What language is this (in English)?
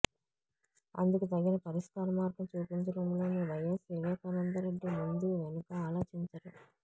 Telugu